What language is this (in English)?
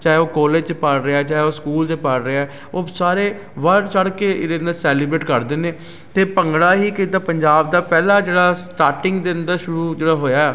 Punjabi